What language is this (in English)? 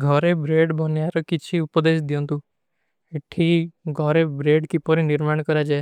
Kui (India)